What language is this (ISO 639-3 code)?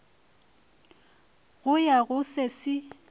nso